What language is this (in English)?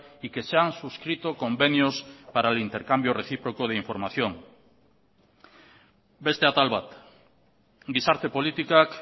Spanish